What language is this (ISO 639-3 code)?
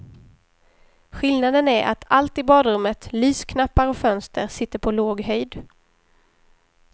swe